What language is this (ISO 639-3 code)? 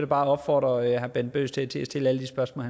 dan